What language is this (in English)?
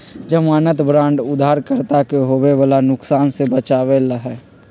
Magahi